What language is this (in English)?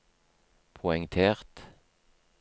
Norwegian